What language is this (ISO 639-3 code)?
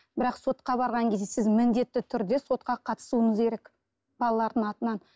kaz